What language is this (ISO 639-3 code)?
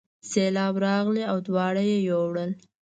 pus